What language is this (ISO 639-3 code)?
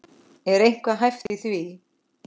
isl